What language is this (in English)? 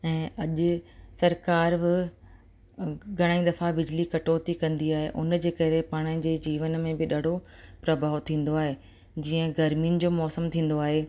Sindhi